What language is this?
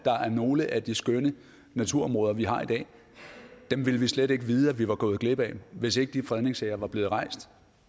Danish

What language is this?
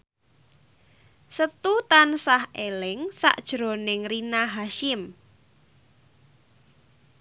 Javanese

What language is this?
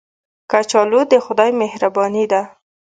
Pashto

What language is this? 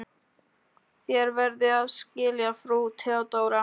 Icelandic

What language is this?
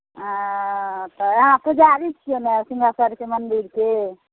Maithili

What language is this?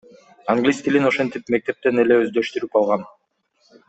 Kyrgyz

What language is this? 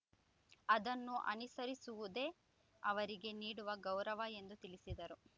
Kannada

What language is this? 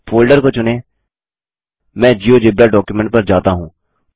Hindi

